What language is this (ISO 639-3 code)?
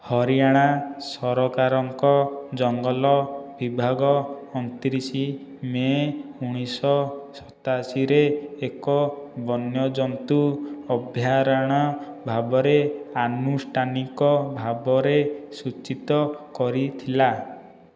ori